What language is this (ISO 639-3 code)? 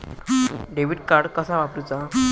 mar